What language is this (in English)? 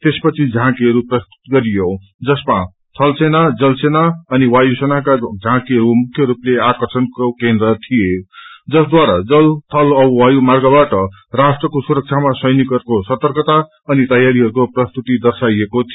Nepali